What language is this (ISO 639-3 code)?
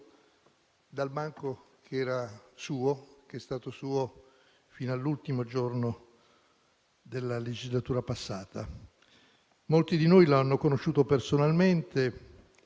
ita